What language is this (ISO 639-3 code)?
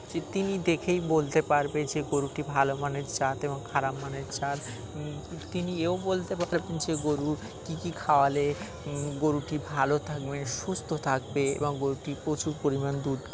ben